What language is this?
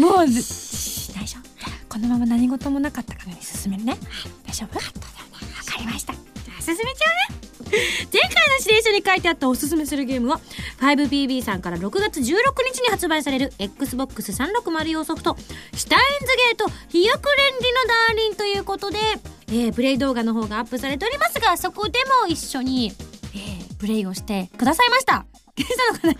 Japanese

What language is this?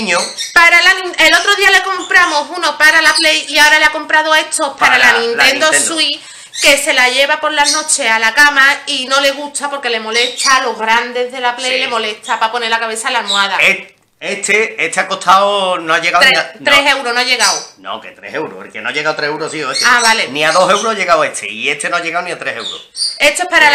Spanish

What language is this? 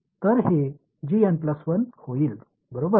Marathi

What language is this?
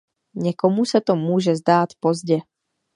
Czech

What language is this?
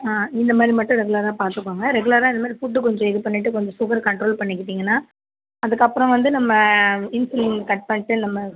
Tamil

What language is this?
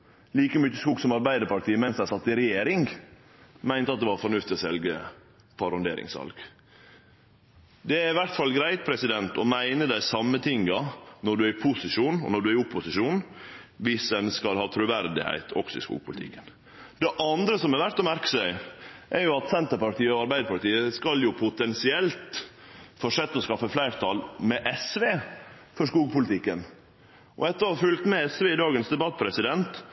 Norwegian Nynorsk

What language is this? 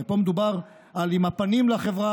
Hebrew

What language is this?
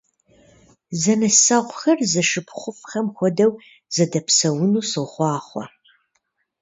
Kabardian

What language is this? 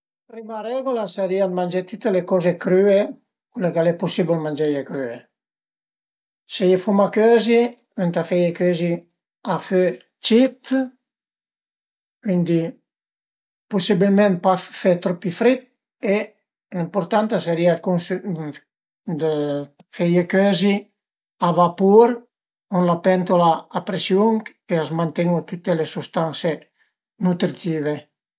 Piedmontese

